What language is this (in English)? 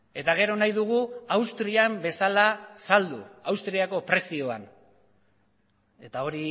Basque